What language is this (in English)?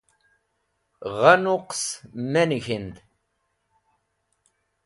Wakhi